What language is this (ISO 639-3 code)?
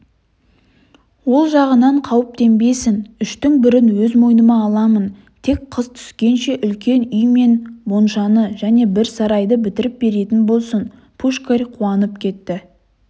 kaz